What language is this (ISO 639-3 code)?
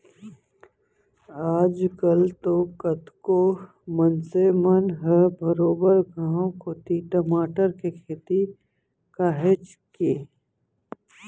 hne